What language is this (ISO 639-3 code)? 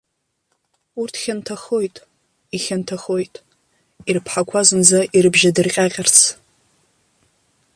abk